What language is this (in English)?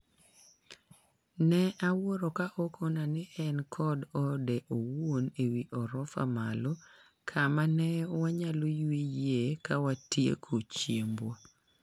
Luo (Kenya and Tanzania)